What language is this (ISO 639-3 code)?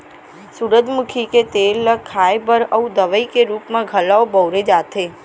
hne